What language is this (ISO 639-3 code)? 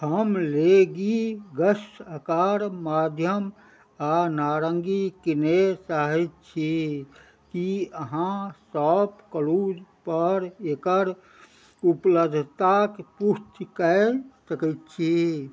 mai